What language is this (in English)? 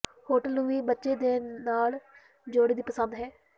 Punjabi